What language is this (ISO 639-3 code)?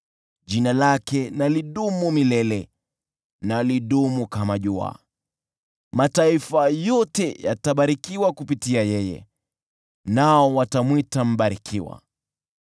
swa